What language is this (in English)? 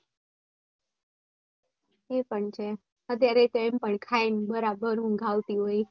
Gujarati